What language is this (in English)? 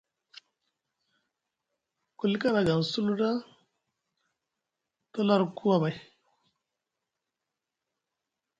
Musgu